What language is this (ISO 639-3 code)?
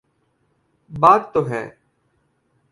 urd